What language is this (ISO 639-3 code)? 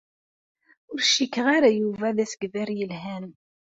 kab